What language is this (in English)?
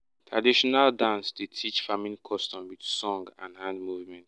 Nigerian Pidgin